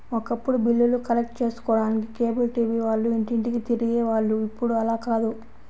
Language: Telugu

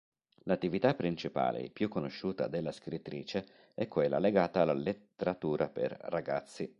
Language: Italian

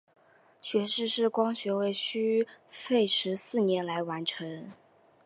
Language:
Chinese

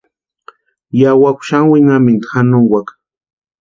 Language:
Western Highland Purepecha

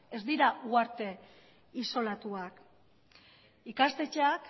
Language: Basque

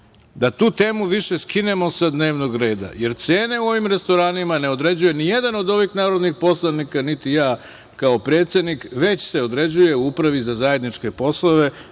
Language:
Serbian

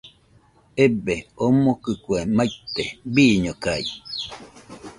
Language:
Nüpode Huitoto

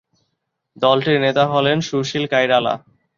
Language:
Bangla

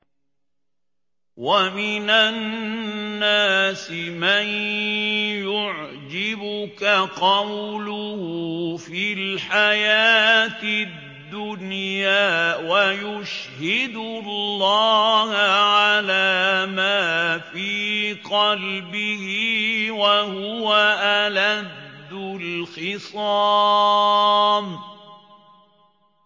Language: Arabic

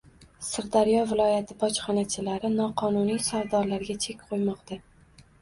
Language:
Uzbek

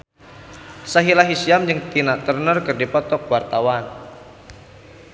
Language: Sundanese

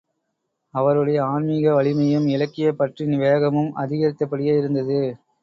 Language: Tamil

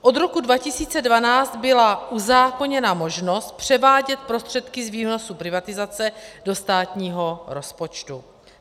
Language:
Czech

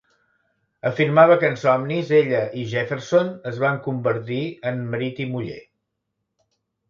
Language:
Catalan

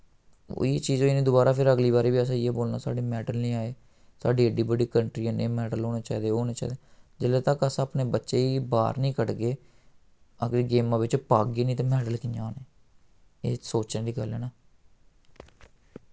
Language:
Dogri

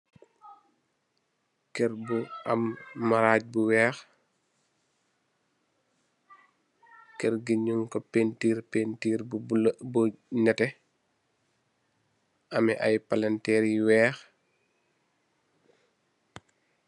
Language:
Wolof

